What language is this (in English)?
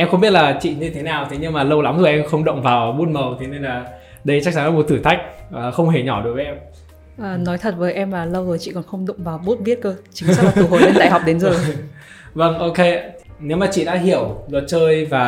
Vietnamese